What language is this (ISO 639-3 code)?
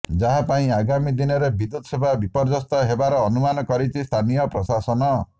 ori